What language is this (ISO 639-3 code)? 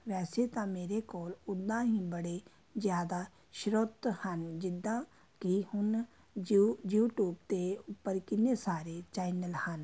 pan